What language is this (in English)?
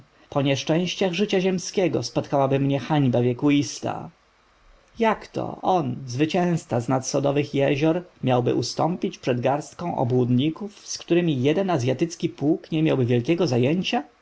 Polish